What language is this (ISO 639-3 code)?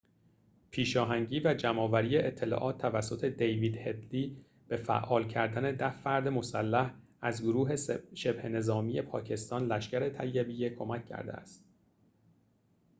fas